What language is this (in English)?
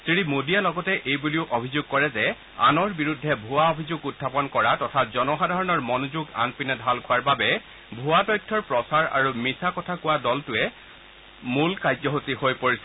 Assamese